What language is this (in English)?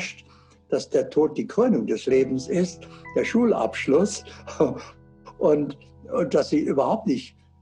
German